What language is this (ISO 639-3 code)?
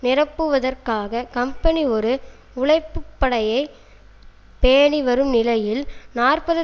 tam